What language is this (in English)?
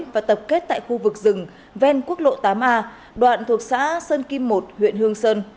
Vietnamese